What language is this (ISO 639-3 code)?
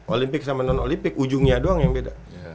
ind